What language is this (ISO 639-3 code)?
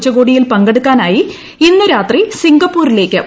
mal